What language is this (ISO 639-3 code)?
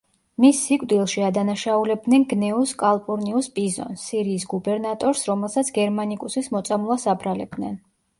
kat